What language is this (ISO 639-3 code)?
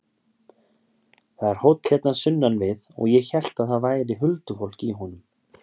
isl